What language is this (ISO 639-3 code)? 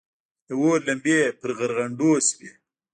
pus